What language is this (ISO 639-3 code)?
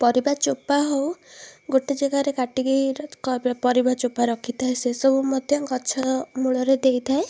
ori